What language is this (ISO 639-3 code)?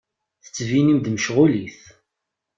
kab